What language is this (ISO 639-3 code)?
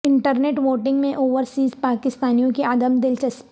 urd